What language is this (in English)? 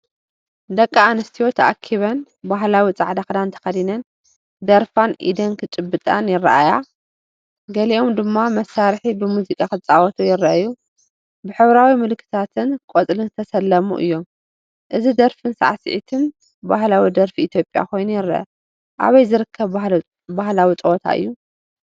Tigrinya